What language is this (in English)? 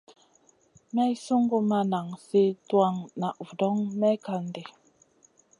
Masana